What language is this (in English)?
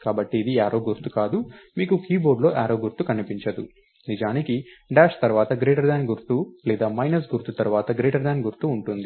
Telugu